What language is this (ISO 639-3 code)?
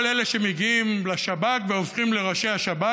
heb